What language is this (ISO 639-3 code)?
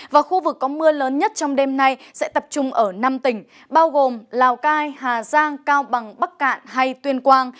vie